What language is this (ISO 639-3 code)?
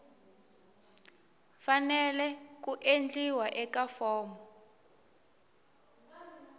tso